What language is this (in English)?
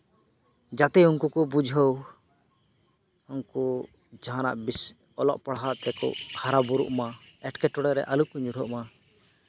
Santali